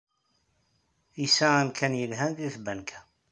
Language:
Kabyle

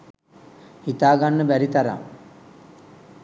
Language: Sinhala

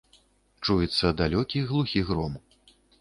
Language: Belarusian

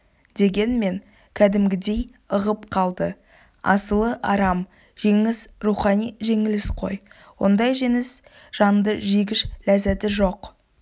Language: Kazakh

